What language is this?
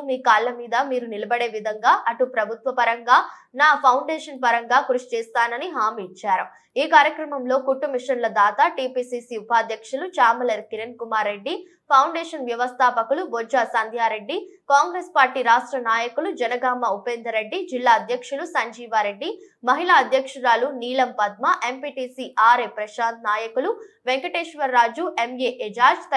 Telugu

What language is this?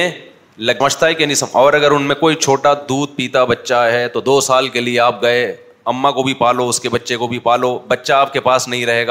Urdu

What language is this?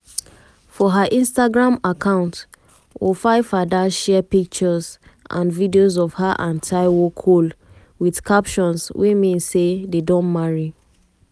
Nigerian Pidgin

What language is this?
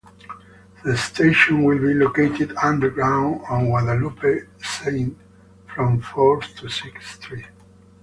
English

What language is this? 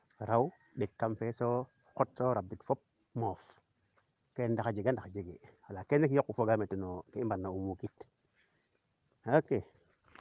Serer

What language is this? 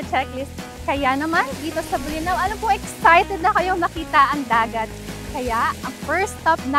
Filipino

